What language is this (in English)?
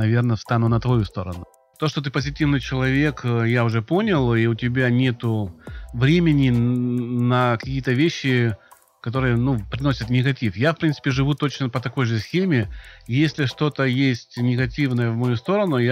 Russian